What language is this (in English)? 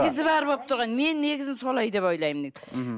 Kazakh